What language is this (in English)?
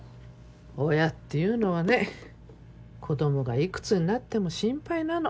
Japanese